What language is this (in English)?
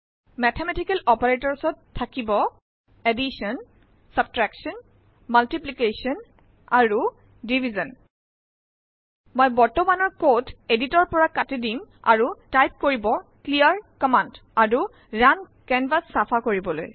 Assamese